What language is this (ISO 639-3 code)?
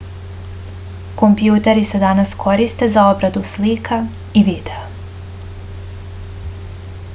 srp